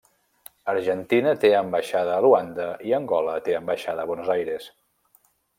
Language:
Catalan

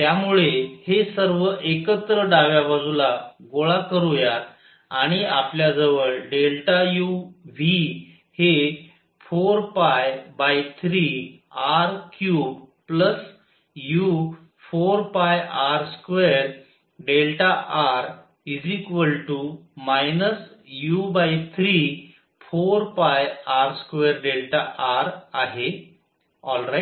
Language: Marathi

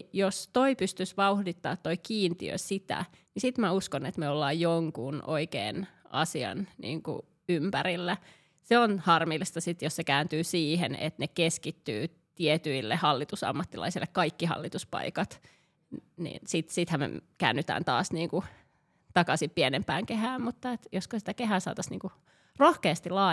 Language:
Finnish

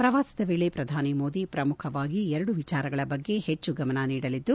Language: Kannada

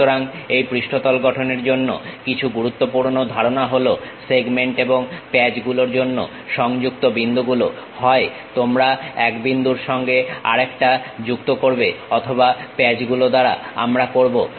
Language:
Bangla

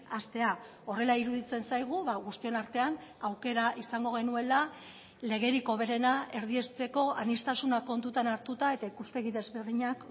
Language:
Basque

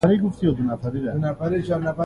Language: Pashto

